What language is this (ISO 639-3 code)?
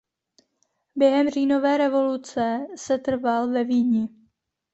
ces